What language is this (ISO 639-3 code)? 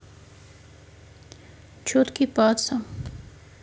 rus